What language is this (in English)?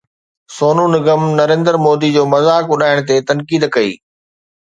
Sindhi